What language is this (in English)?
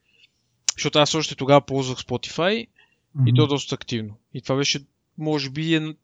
Bulgarian